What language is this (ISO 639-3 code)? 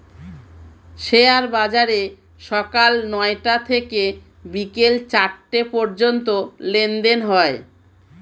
ben